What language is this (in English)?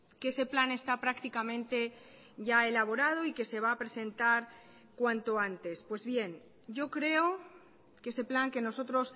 Spanish